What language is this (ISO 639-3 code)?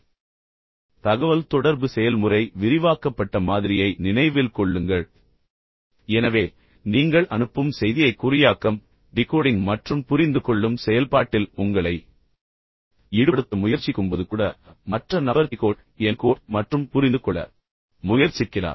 tam